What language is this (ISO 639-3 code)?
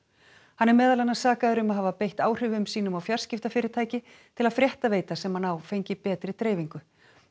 isl